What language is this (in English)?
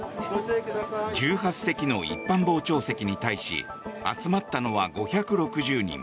Japanese